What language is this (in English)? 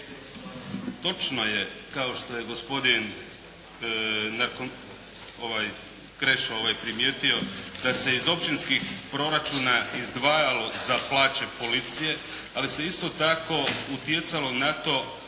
Croatian